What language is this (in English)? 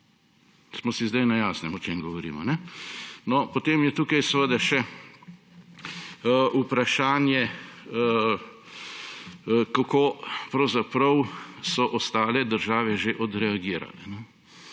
Slovenian